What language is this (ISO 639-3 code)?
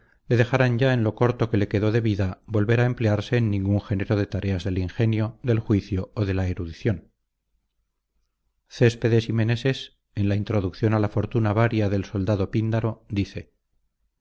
spa